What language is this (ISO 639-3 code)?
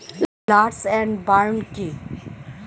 ben